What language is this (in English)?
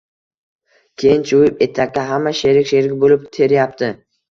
Uzbek